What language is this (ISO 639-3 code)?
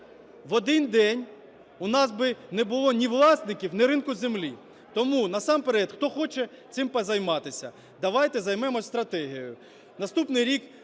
ukr